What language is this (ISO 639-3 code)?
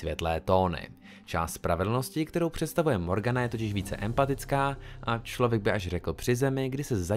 ces